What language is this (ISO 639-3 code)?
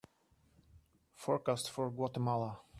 eng